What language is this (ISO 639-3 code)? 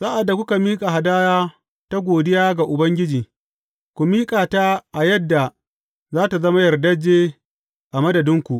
hau